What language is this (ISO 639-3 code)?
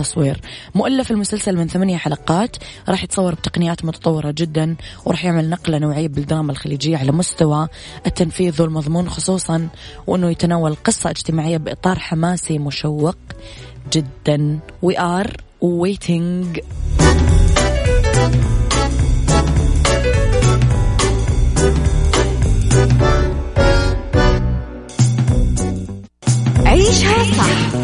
ara